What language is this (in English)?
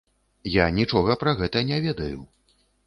Belarusian